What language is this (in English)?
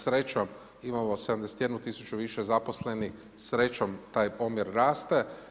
Croatian